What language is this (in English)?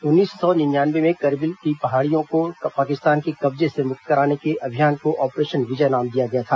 Hindi